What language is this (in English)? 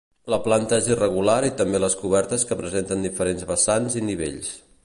Catalan